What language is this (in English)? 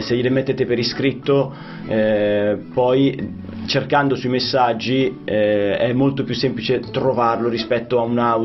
Italian